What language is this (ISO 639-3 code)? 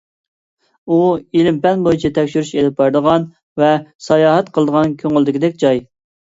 uig